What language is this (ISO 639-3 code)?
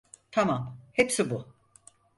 tur